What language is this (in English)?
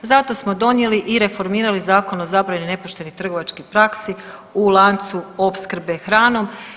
Croatian